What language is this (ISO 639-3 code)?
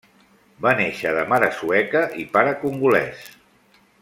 cat